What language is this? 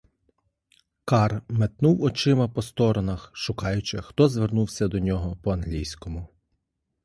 Ukrainian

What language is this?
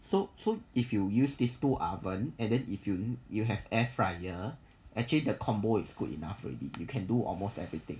English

